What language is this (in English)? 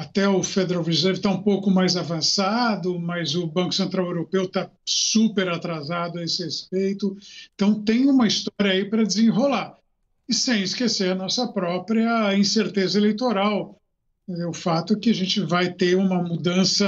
Portuguese